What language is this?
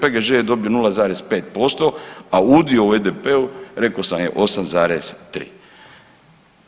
Croatian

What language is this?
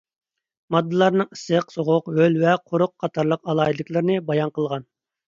Uyghur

